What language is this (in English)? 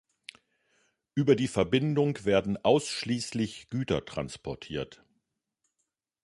German